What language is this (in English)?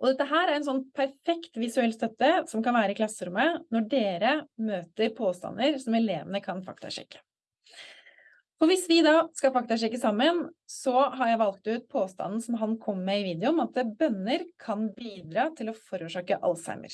Swedish